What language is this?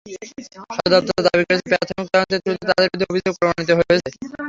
Bangla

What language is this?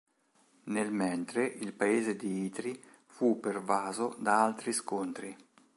Italian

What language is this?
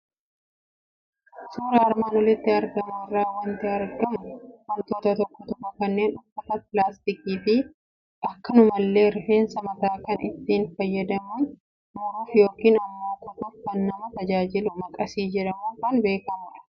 Oromo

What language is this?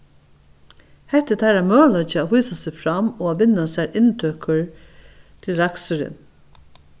Faroese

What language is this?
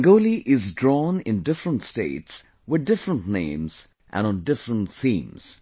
English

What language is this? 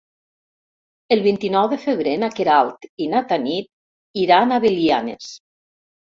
Catalan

